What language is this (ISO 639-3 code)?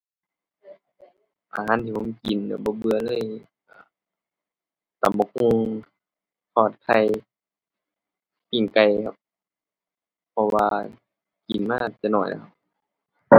tha